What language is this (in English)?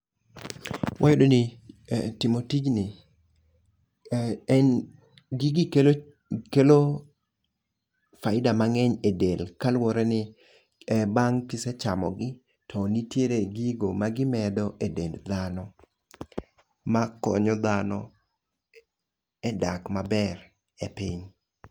Luo (Kenya and Tanzania)